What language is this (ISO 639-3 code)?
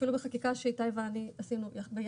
heb